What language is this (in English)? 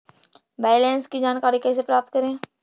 Magahi